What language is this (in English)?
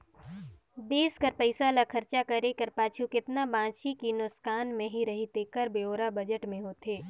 Chhattisgarhi